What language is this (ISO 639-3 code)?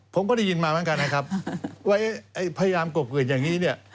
tha